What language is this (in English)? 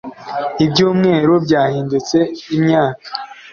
Kinyarwanda